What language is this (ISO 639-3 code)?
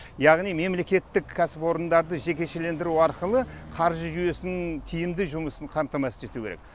kaz